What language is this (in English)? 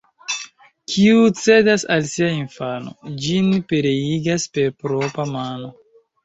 Esperanto